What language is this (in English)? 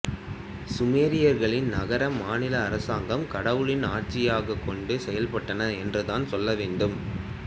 Tamil